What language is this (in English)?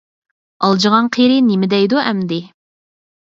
Uyghur